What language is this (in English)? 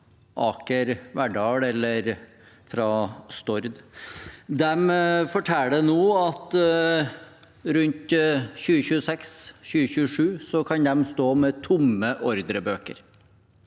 Norwegian